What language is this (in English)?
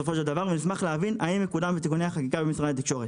Hebrew